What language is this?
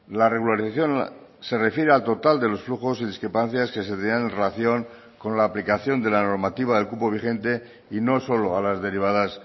Spanish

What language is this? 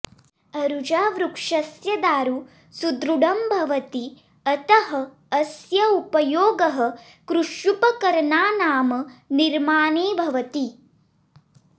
Sanskrit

